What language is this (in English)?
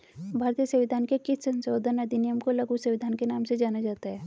Hindi